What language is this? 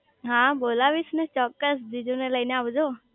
Gujarati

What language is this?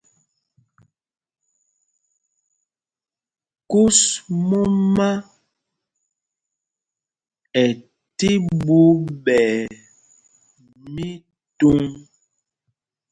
Mpumpong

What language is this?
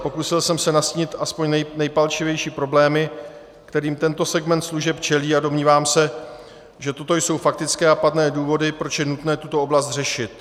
Czech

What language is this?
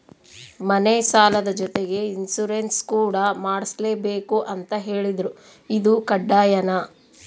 Kannada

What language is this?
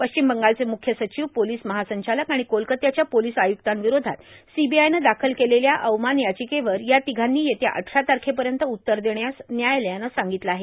Marathi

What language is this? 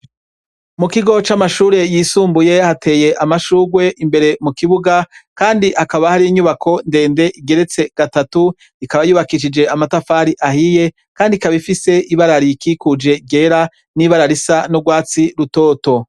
Rundi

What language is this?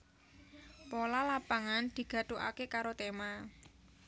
Javanese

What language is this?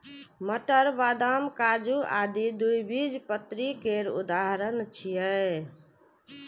Maithili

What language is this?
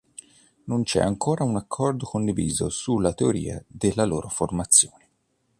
Italian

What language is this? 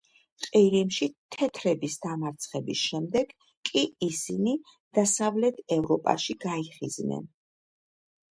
Georgian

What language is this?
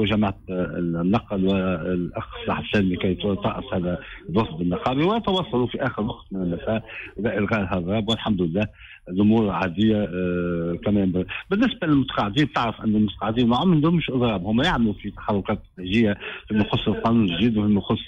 Arabic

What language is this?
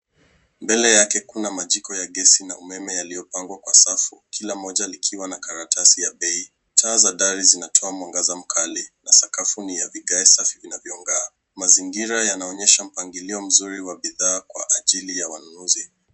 Swahili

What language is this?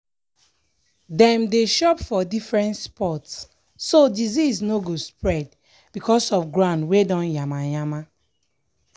Nigerian Pidgin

